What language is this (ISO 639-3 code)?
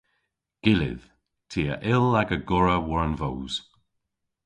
cor